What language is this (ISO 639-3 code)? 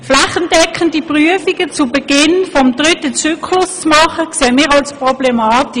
gsw